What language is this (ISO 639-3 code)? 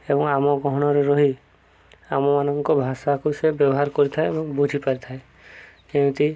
ori